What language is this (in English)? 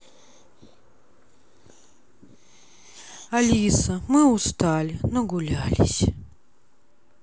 Russian